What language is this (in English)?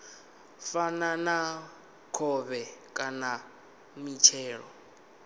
Venda